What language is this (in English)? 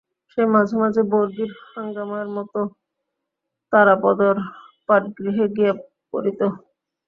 Bangla